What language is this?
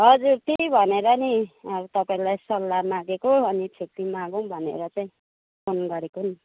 Nepali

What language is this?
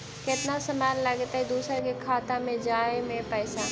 Magahi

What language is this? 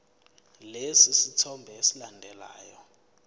Zulu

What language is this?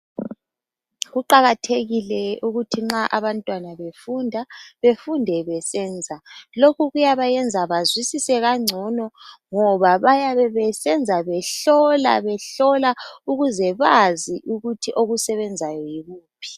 North Ndebele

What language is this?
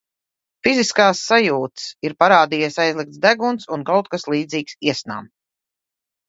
Latvian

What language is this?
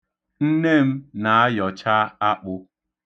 Igbo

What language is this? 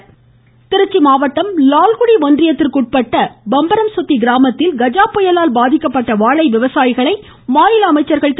Tamil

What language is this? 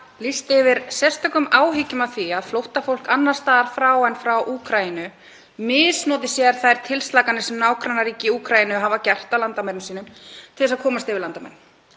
Icelandic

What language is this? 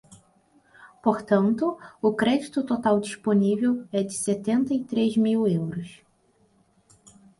Portuguese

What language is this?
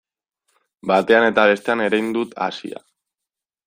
Basque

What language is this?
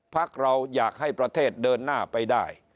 Thai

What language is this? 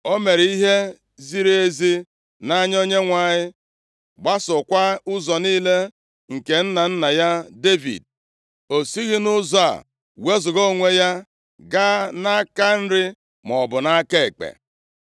Igbo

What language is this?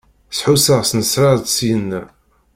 Kabyle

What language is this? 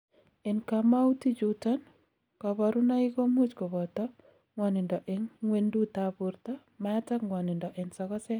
Kalenjin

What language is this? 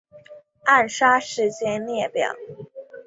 Chinese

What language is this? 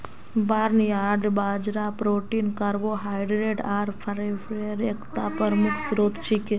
Magahi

